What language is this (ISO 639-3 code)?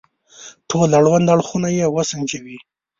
pus